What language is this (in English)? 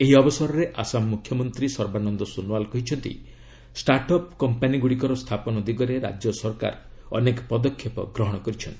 Odia